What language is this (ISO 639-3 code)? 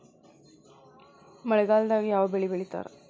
kan